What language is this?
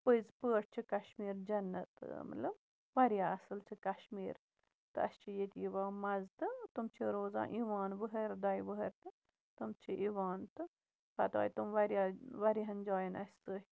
Kashmiri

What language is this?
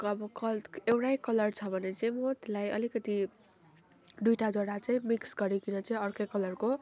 Nepali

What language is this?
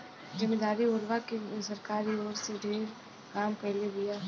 Bhojpuri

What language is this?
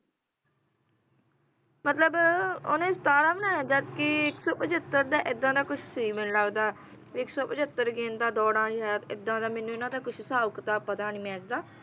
Punjabi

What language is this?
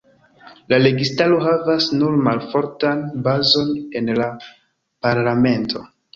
Esperanto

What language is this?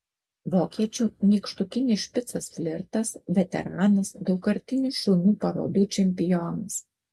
Lithuanian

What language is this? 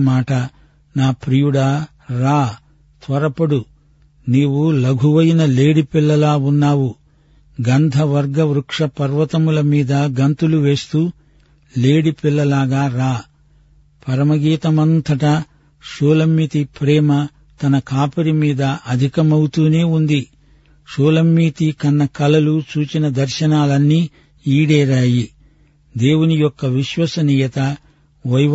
Telugu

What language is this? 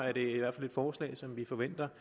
Danish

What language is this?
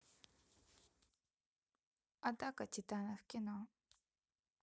Russian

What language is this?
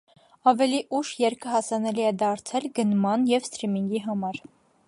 Armenian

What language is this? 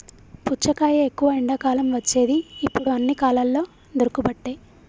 Telugu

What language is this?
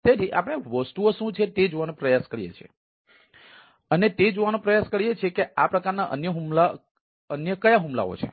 Gujarati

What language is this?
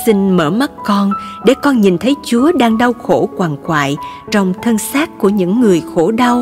Vietnamese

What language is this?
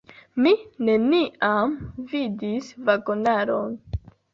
Esperanto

